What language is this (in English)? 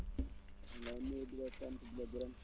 Wolof